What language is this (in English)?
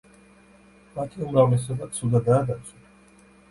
Georgian